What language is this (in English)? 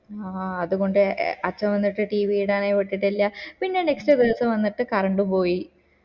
Malayalam